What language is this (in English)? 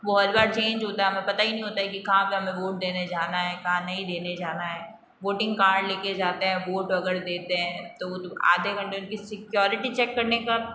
Hindi